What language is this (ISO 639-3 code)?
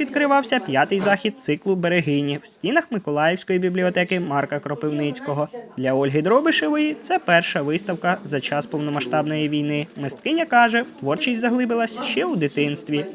ukr